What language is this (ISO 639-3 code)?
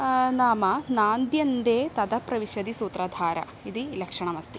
san